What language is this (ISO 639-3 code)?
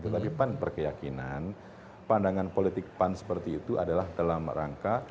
ind